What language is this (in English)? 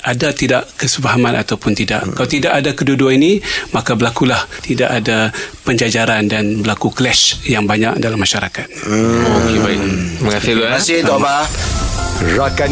Malay